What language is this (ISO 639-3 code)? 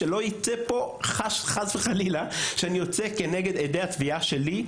heb